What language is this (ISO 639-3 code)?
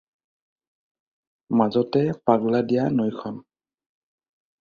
asm